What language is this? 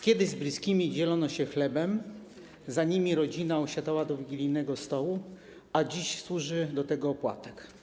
Polish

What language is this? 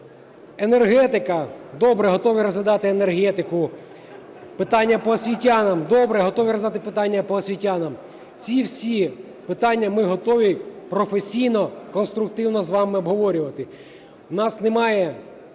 Ukrainian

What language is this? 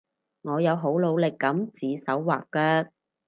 Cantonese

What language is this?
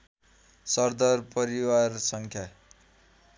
Nepali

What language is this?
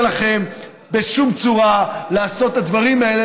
Hebrew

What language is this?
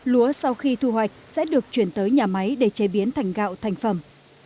Vietnamese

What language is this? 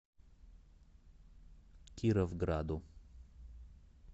Russian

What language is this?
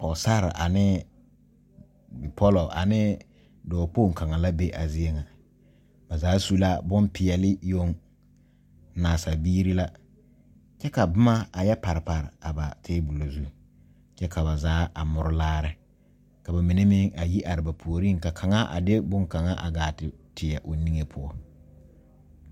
Southern Dagaare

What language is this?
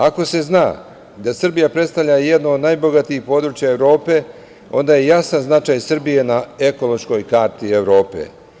Serbian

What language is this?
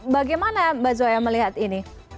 Indonesian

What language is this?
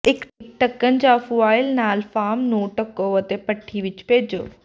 Punjabi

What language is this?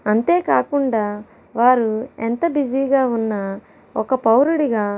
Telugu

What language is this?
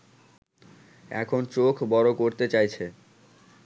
Bangla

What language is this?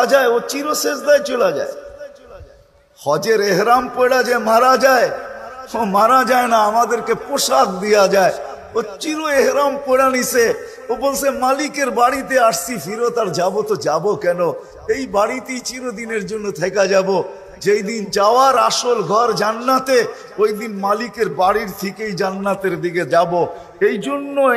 Romanian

